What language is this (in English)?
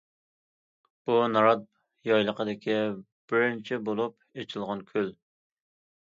Uyghur